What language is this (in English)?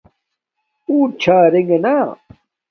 Domaaki